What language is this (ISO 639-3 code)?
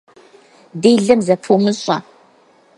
kbd